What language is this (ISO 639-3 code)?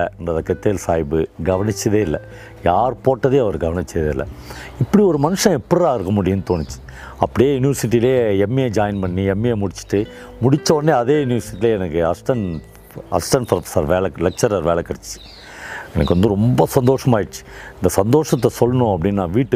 tam